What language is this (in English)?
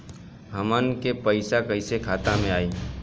Bhojpuri